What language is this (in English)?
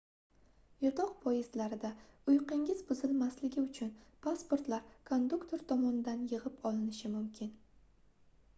Uzbek